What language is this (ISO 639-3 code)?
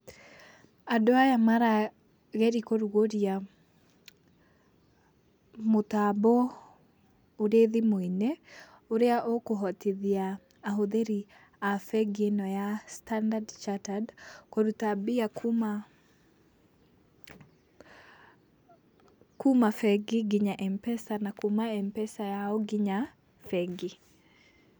kik